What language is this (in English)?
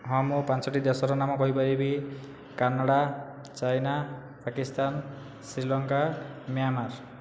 Odia